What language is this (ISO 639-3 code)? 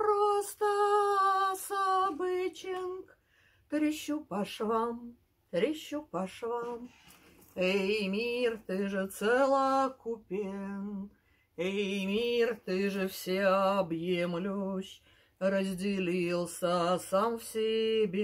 rus